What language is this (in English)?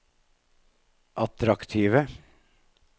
Norwegian